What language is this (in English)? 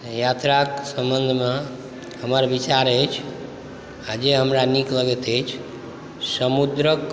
Maithili